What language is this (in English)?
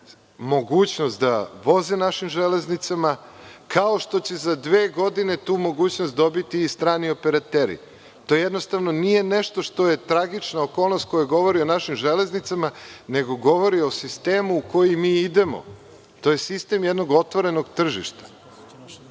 Serbian